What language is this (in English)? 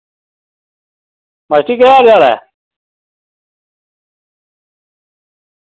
Dogri